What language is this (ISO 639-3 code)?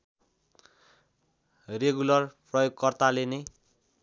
nep